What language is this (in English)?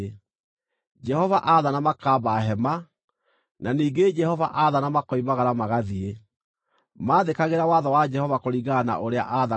Kikuyu